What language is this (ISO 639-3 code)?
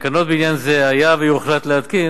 heb